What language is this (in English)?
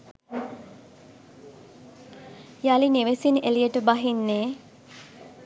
Sinhala